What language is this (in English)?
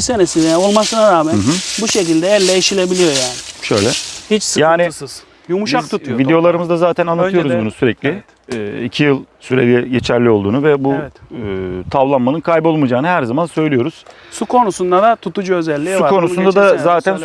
Turkish